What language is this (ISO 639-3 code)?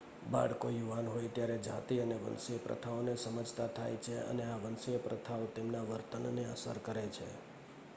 guj